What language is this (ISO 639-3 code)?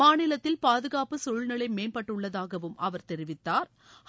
tam